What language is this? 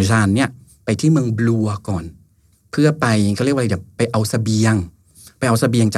Thai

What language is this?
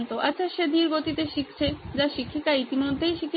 Bangla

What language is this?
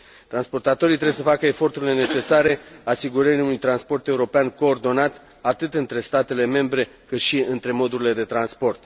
Romanian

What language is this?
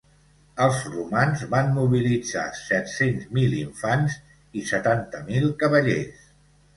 Catalan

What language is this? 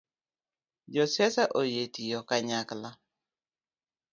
Luo (Kenya and Tanzania)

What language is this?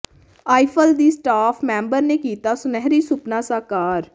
Punjabi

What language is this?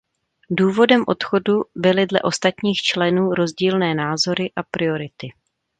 Czech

